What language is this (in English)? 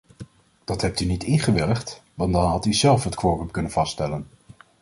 Dutch